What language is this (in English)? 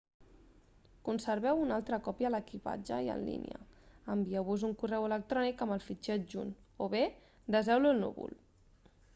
Catalan